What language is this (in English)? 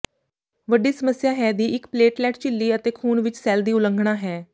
Punjabi